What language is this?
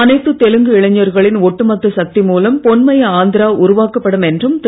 Tamil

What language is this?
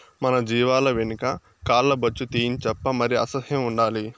Telugu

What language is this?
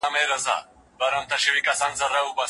Pashto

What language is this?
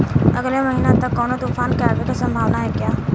Bhojpuri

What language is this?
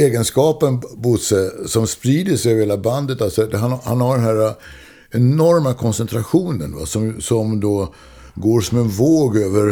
Swedish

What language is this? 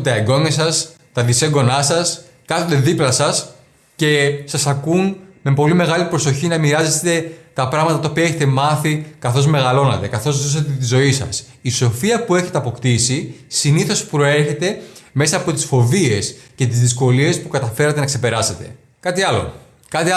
Greek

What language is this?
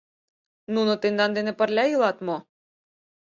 Mari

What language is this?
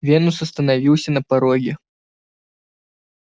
Russian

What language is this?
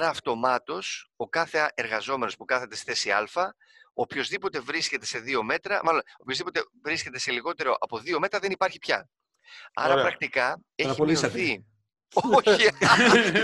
Greek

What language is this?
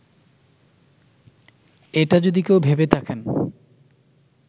Bangla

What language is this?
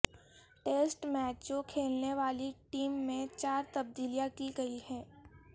Urdu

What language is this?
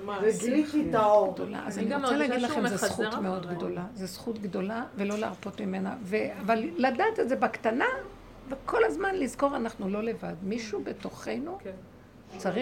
Hebrew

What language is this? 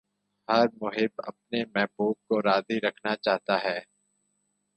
Urdu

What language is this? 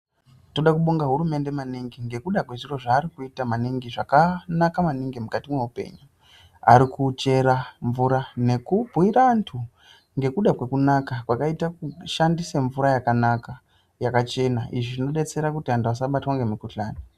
Ndau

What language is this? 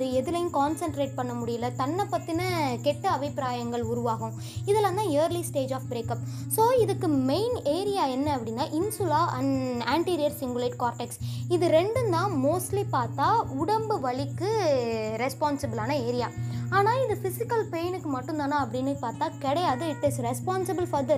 Tamil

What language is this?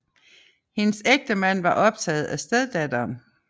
Danish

